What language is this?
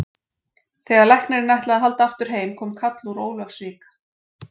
Icelandic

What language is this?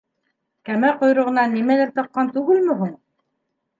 Bashkir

